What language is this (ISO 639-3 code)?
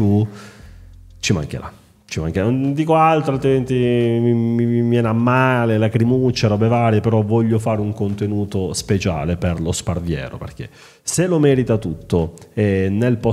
ita